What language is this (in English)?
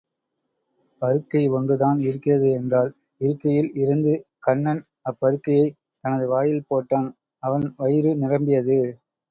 Tamil